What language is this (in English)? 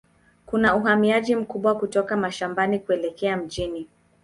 Swahili